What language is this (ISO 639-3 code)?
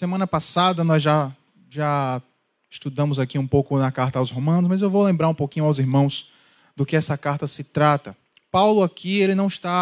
por